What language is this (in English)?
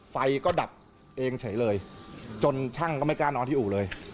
Thai